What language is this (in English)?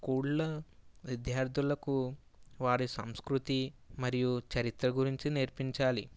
Telugu